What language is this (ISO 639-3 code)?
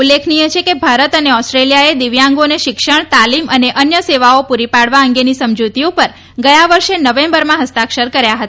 guj